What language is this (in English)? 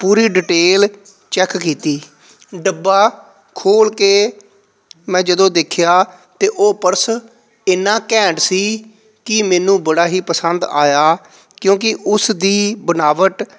Punjabi